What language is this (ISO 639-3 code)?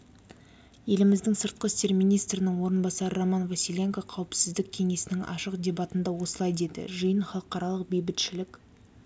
kaz